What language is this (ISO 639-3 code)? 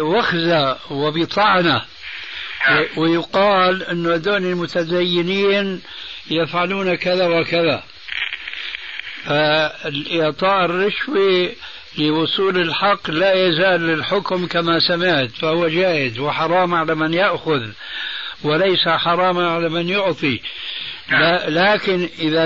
ara